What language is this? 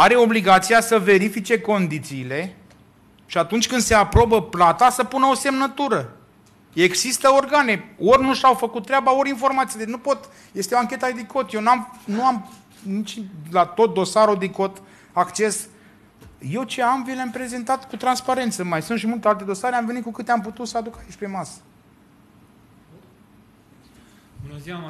Romanian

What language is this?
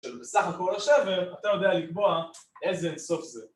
Hebrew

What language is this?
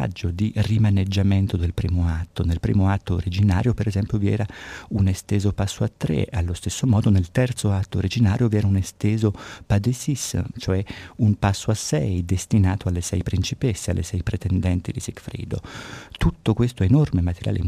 Italian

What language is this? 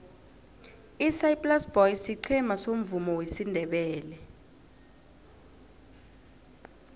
South Ndebele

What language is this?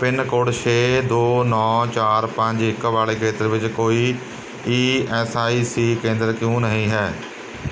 Punjabi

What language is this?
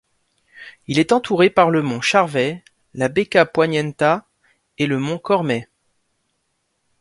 French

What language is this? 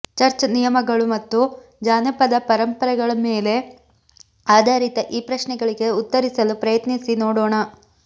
Kannada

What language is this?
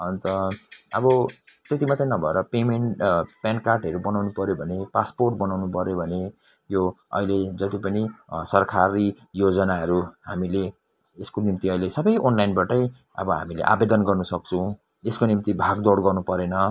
Nepali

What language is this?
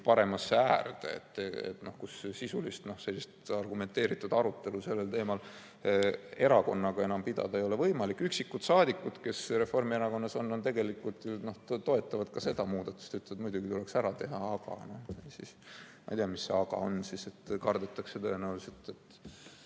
Estonian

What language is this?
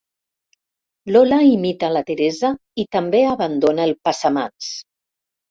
Catalan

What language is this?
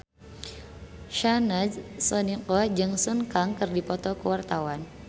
Sundanese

